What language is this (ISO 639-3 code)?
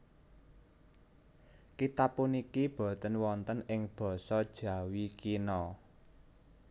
jav